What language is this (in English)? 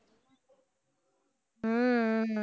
Tamil